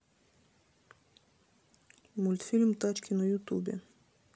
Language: Russian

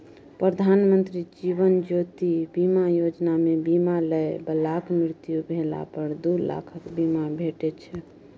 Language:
Maithili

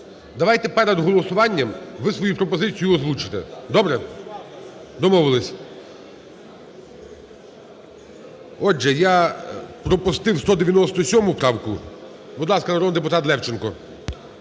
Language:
Ukrainian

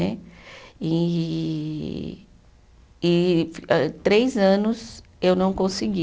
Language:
Portuguese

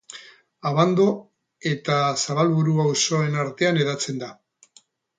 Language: Basque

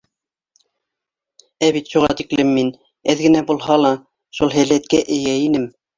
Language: Bashkir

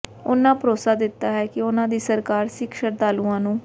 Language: Punjabi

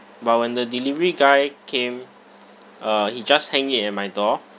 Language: English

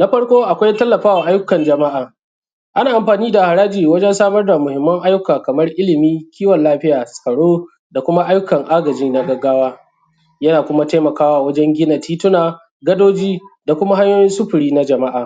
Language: Hausa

